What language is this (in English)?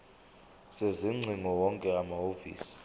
Zulu